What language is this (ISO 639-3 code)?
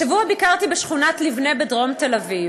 heb